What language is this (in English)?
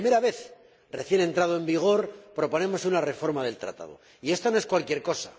Spanish